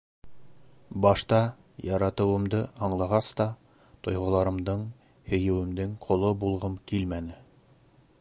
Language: Bashkir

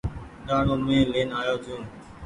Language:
Goaria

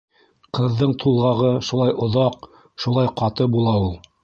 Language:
Bashkir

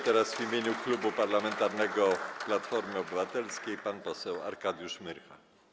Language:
Polish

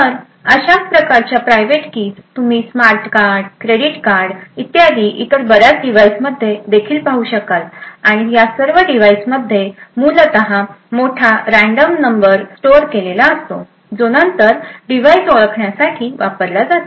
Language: Marathi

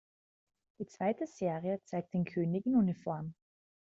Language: German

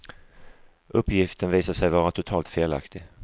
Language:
Swedish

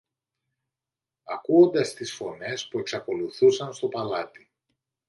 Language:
Greek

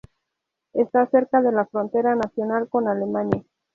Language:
Spanish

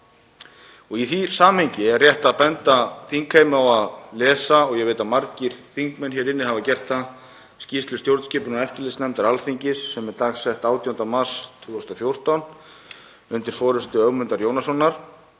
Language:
Icelandic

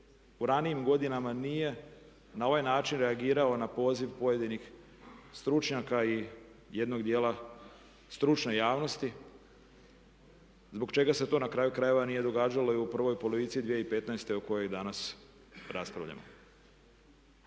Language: Croatian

